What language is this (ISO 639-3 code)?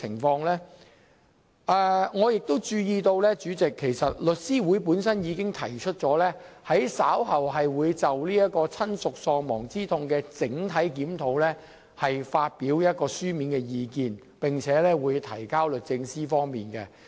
yue